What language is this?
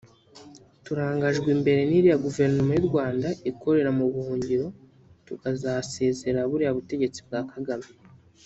Kinyarwanda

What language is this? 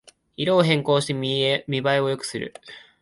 Japanese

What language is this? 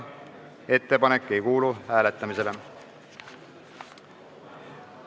Estonian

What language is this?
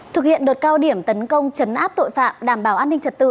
Vietnamese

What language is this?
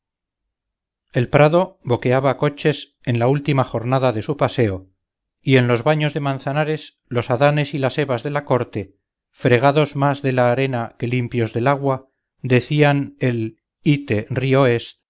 Spanish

